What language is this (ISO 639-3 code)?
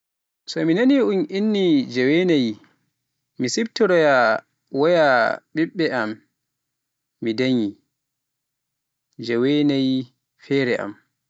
fuf